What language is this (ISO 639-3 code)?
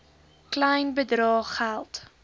afr